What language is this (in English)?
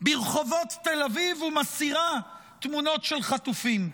Hebrew